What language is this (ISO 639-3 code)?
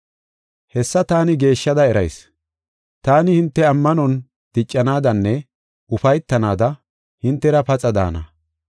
gof